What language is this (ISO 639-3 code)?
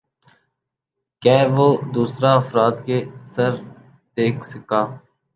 urd